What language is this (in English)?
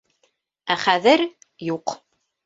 Bashkir